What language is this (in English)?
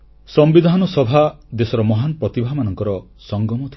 Odia